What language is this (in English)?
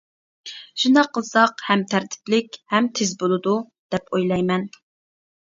Uyghur